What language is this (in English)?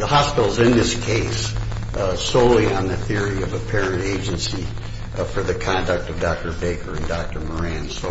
English